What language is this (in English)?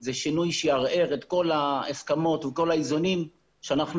Hebrew